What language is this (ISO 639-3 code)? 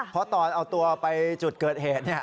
tha